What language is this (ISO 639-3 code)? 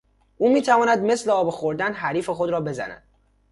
fas